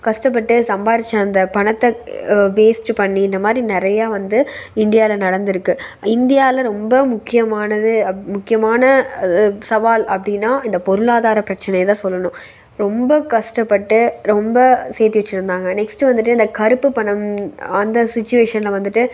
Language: Tamil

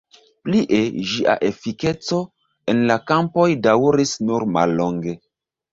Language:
Esperanto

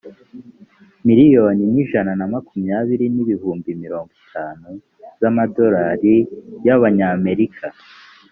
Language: Kinyarwanda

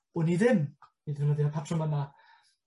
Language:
Welsh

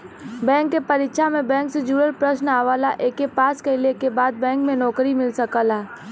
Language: Bhojpuri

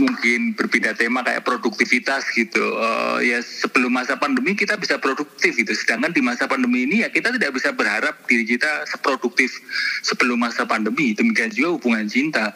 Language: Indonesian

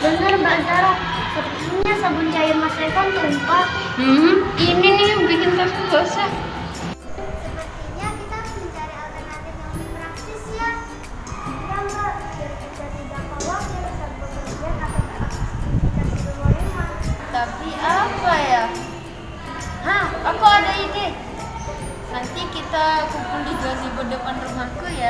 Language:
Indonesian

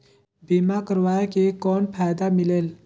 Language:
Chhattisgarhi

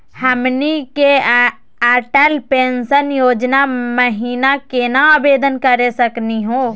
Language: Magahi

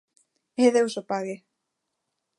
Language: Galician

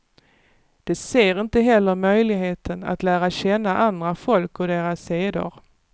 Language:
Swedish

